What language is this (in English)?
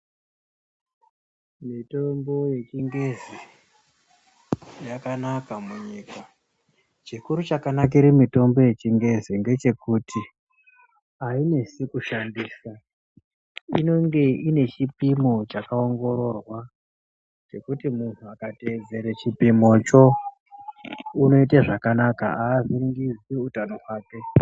Ndau